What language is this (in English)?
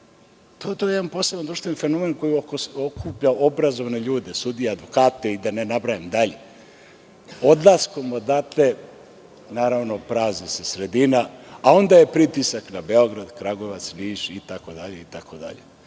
Serbian